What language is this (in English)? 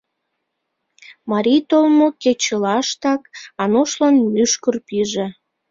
Mari